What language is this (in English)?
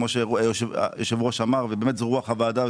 Hebrew